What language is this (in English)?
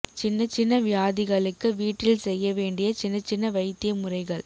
Tamil